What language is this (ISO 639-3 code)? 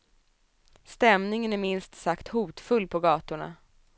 swe